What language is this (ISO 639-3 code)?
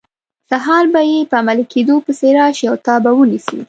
pus